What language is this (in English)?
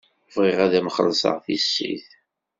Kabyle